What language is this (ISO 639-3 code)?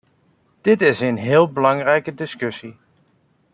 nld